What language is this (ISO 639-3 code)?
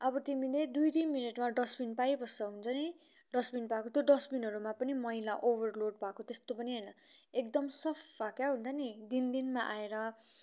nep